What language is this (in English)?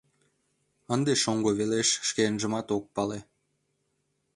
Mari